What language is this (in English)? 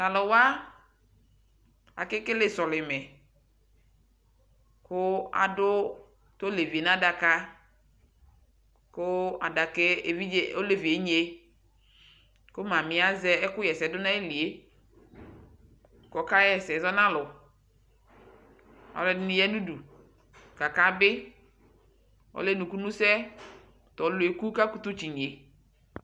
Ikposo